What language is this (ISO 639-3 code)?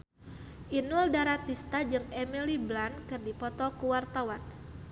sun